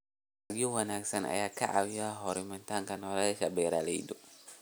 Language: Somali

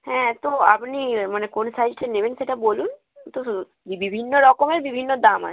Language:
Bangla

